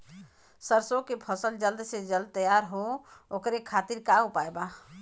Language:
Bhojpuri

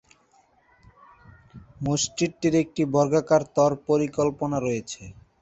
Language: Bangla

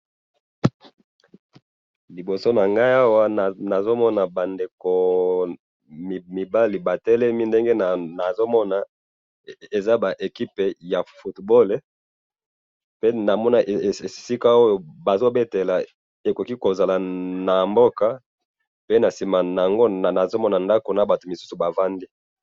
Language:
Lingala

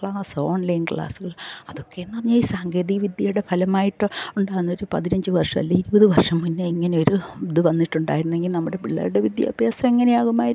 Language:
Malayalam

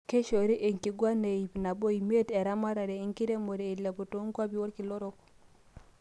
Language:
Masai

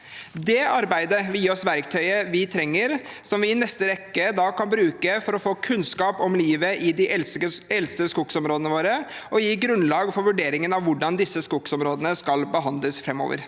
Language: Norwegian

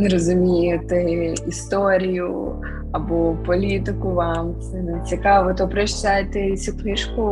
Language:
Ukrainian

